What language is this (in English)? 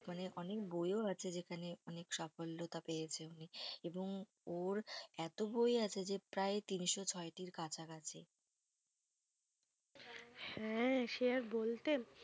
Bangla